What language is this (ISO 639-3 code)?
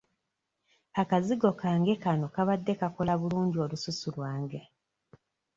lug